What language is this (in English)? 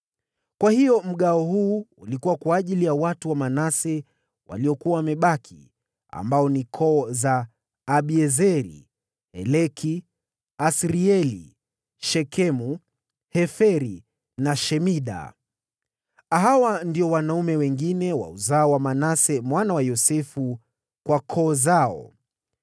Swahili